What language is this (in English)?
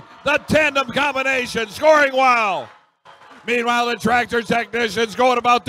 English